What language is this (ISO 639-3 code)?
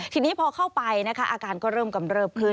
tha